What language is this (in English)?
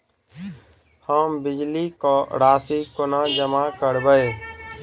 Maithili